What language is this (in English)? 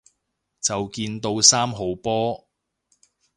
Cantonese